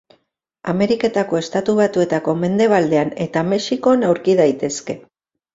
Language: Basque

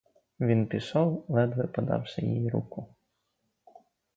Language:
Ukrainian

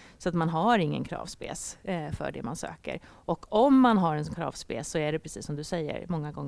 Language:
Swedish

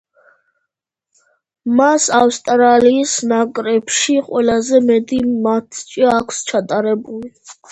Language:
Georgian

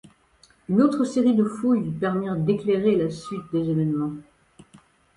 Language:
French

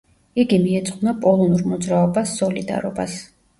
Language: Georgian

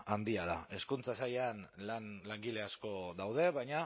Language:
Basque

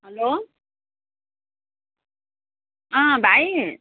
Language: Nepali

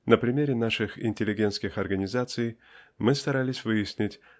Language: Russian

